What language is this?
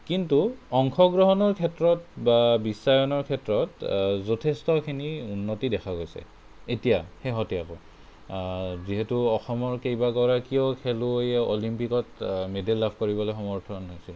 Assamese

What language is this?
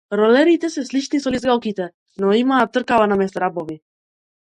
Macedonian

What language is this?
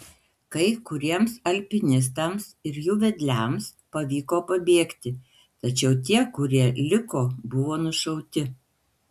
Lithuanian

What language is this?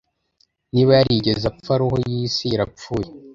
Kinyarwanda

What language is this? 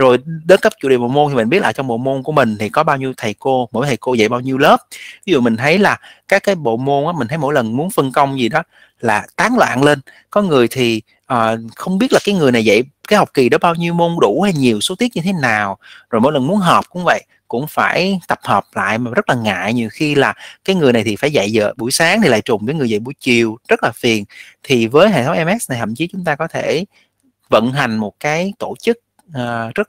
Vietnamese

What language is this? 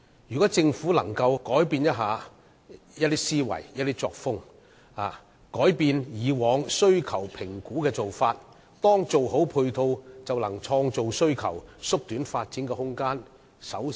Cantonese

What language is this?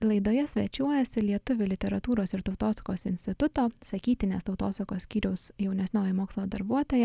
Lithuanian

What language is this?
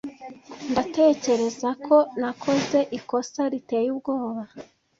Kinyarwanda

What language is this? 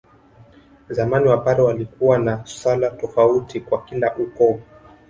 Swahili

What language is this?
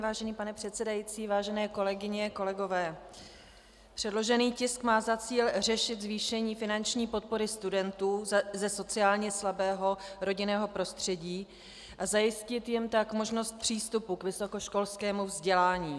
Czech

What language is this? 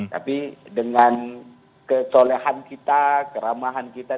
Indonesian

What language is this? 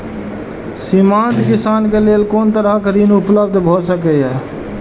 Maithili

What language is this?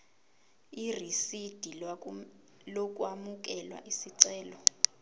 Zulu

